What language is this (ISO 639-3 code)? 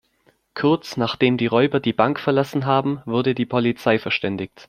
deu